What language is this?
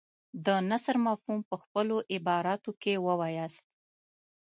Pashto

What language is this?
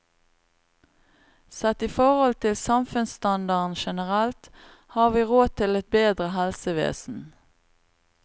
Norwegian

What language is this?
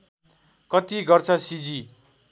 Nepali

